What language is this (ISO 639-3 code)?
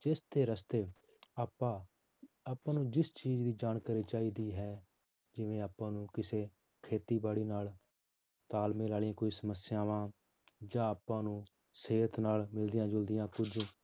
pan